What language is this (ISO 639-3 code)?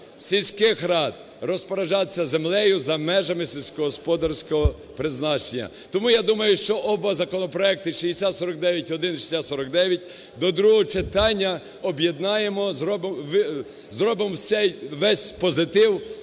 ukr